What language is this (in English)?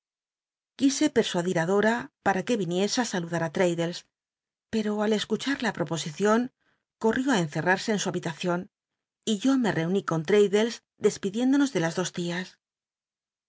Spanish